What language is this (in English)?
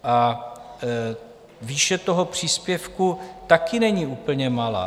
Czech